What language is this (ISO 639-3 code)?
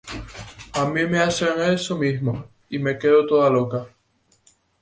spa